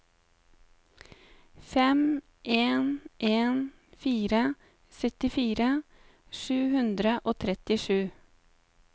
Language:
Norwegian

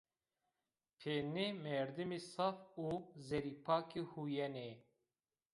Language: Zaza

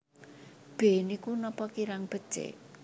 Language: Javanese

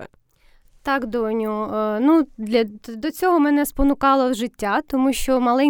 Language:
Ukrainian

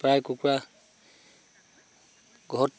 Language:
Assamese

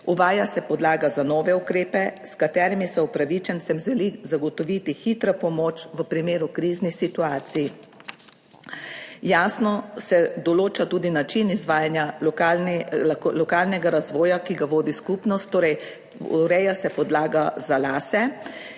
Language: Slovenian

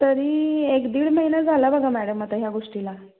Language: Marathi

